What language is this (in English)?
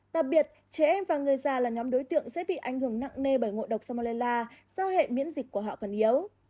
Vietnamese